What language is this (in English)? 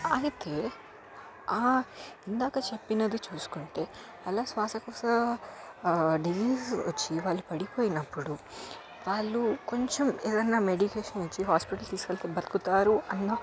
Telugu